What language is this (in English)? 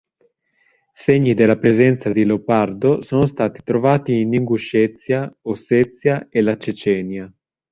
Italian